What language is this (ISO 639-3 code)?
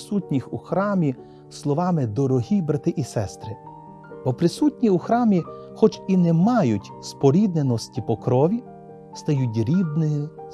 ukr